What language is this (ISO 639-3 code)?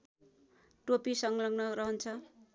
nep